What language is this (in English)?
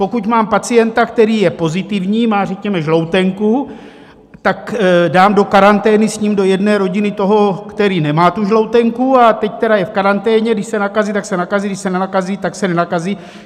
Czech